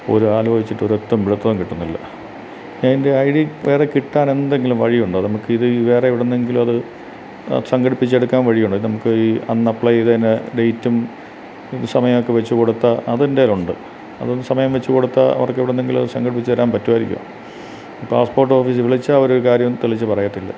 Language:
Malayalam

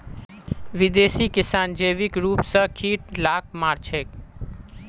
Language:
Magahi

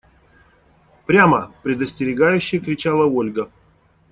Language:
Russian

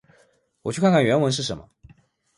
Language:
Chinese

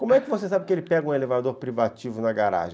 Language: Portuguese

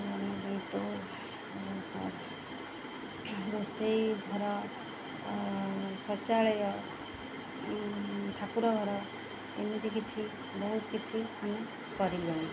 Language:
Odia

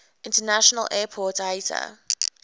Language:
English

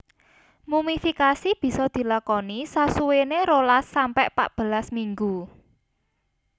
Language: Javanese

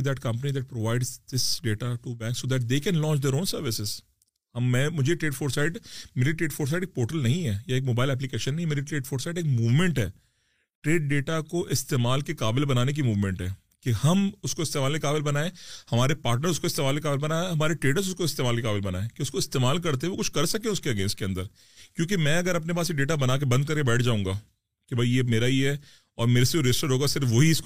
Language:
Urdu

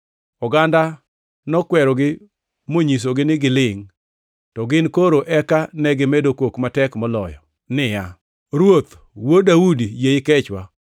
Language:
Luo (Kenya and Tanzania)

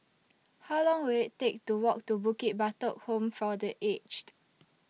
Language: English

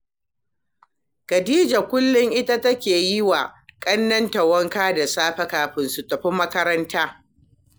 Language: Hausa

